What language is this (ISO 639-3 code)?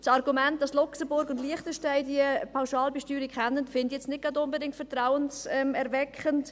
gsw